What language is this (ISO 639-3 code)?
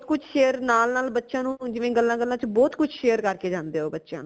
pan